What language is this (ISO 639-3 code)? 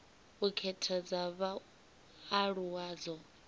ven